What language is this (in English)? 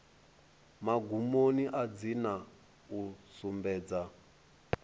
Venda